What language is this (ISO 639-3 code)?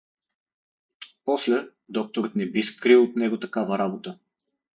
bul